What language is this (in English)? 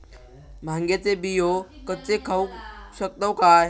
Marathi